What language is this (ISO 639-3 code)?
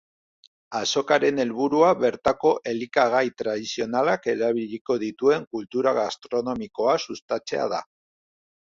eus